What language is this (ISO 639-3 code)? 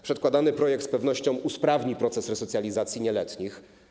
pol